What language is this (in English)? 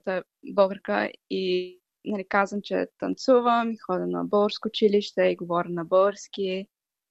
Bulgarian